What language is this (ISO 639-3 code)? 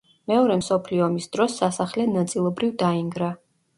kat